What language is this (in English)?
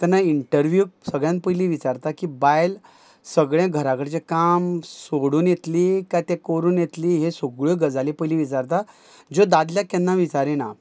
Konkani